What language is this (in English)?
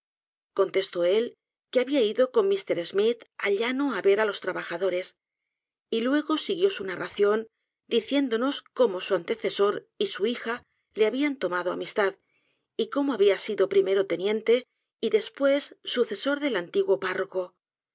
Spanish